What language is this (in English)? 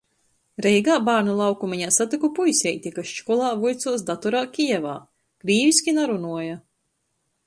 Latgalian